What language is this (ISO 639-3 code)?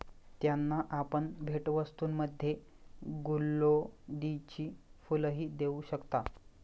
mar